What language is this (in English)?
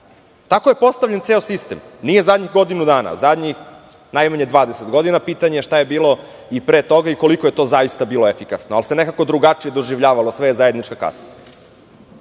Serbian